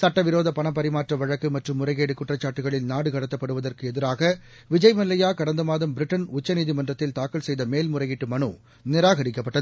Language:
Tamil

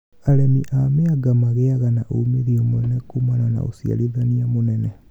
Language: Kikuyu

